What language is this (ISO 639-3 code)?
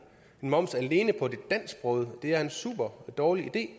dan